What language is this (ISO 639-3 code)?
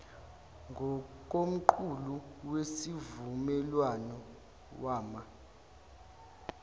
zul